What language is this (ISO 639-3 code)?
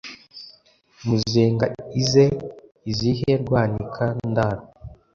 kin